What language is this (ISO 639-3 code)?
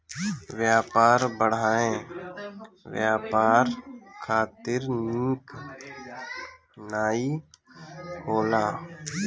bho